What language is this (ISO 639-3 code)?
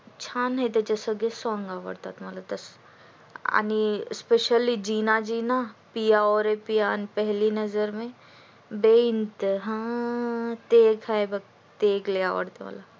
mar